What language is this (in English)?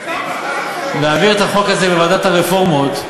Hebrew